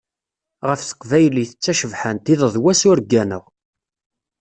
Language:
Kabyle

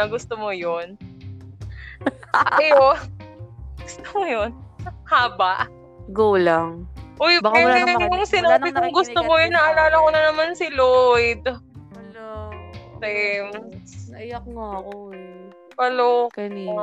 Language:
Filipino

